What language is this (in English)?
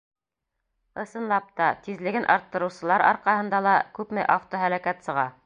Bashkir